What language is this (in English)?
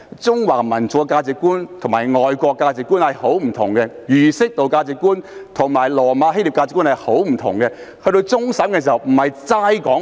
Cantonese